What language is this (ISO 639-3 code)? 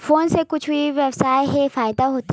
hne